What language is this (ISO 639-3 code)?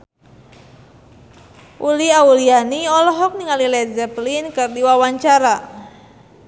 sun